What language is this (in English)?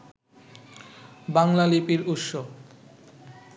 Bangla